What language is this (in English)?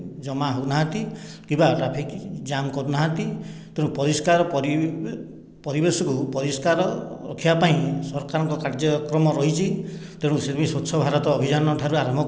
Odia